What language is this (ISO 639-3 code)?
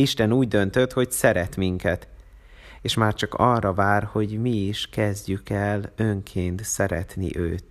hun